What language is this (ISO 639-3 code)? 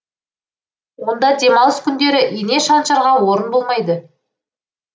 kaz